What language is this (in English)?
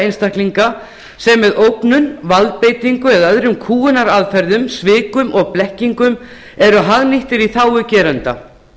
Icelandic